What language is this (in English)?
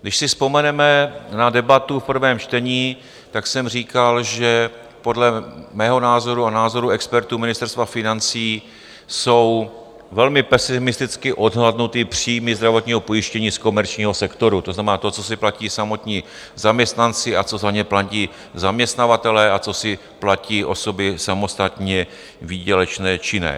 Czech